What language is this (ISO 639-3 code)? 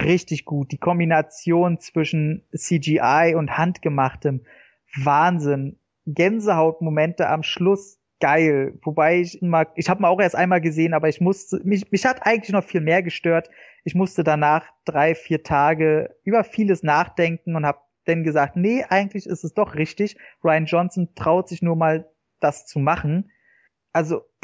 deu